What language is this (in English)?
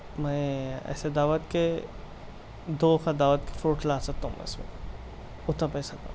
Urdu